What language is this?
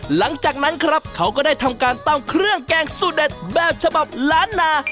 Thai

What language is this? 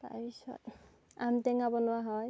Assamese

